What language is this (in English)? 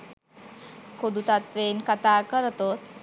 Sinhala